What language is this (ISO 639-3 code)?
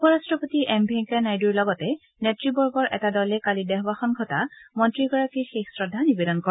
asm